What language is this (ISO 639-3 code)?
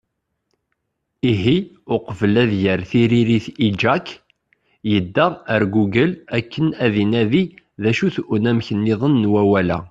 kab